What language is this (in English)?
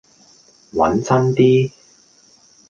Cantonese